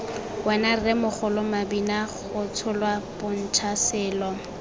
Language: Tswana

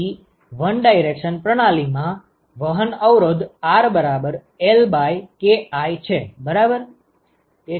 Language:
Gujarati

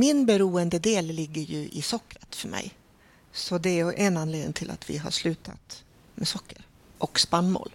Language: Swedish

